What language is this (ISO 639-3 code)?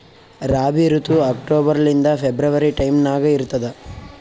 kan